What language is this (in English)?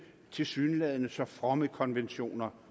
Danish